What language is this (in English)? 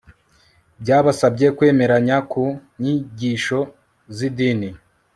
Kinyarwanda